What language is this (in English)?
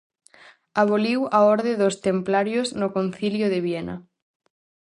Galician